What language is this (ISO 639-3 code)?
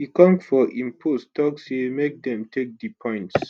pcm